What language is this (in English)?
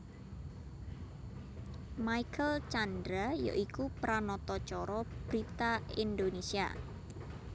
Javanese